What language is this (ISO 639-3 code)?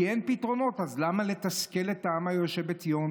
heb